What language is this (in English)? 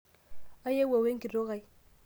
Masai